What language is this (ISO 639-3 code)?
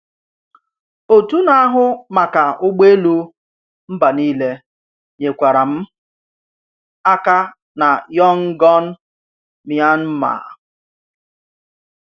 ibo